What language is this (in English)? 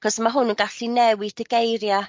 Welsh